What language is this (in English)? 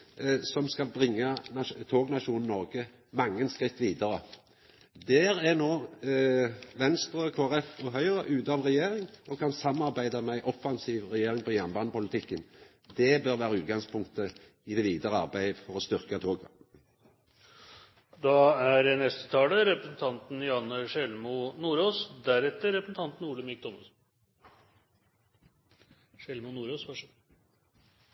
Norwegian